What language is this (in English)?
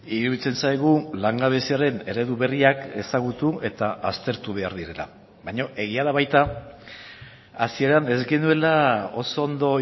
Basque